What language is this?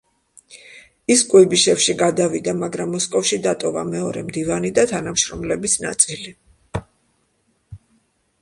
Georgian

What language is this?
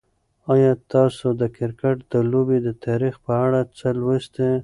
Pashto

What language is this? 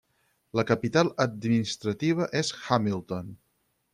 Catalan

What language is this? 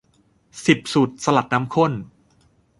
Thai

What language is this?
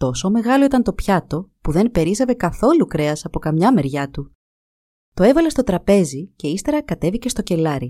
Greek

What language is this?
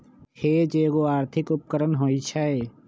Magahi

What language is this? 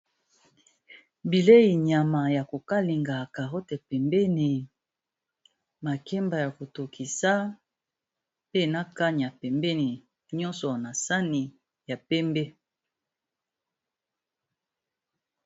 Lingala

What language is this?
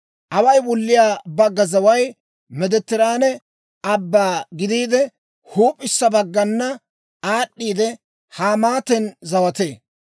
Dawro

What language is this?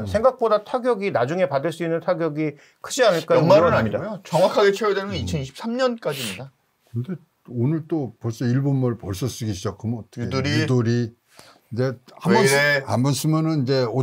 Korean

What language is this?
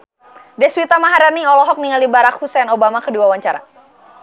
Sundanese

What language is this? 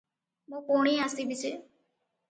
Odia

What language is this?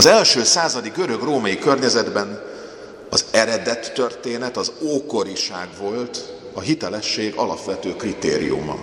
Hungarian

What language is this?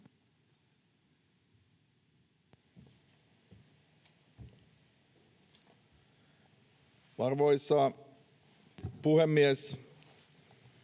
Finnish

